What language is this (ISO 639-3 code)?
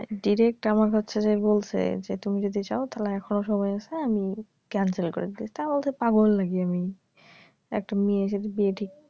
ben